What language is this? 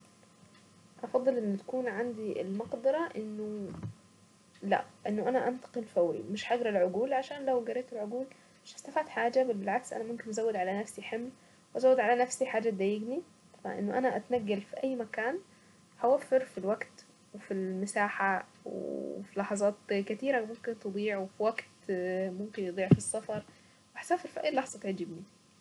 Saidi Arabic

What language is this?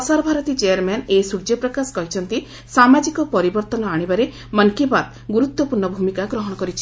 Odia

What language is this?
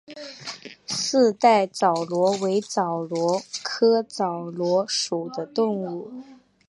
Chinese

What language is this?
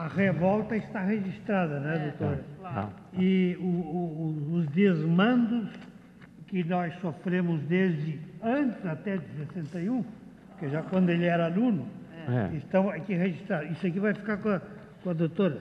Portuguese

